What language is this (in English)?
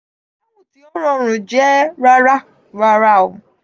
Yoruba